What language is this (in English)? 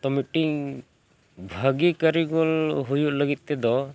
Santali